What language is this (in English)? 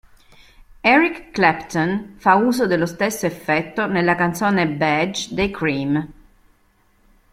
Italian